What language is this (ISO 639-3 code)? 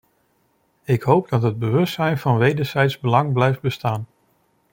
nld